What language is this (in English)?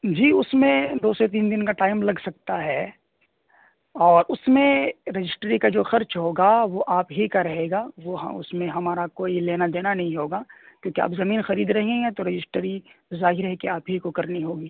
Urdu